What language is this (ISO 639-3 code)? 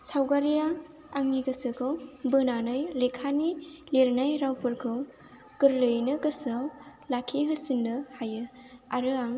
brx